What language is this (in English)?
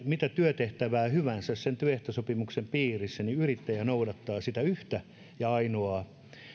Finnish